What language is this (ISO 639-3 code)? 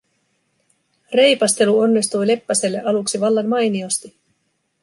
fin